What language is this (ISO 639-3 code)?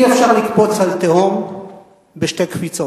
heb